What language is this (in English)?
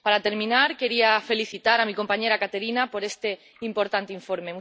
Spanish